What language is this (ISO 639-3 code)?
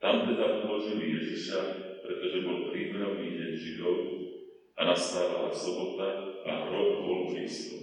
slk